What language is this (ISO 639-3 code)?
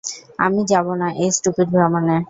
ben